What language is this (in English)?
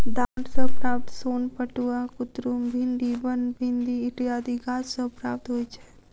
Maithili